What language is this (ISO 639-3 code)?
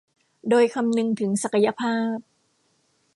tha